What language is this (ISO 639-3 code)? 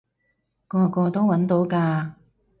yue